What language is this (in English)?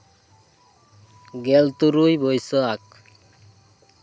Santali